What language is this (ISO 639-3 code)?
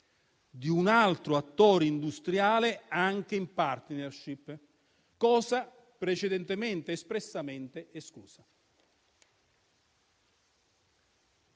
ita